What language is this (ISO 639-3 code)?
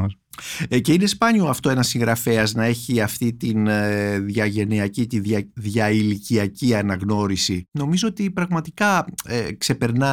ell